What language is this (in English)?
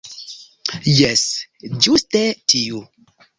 Esperanto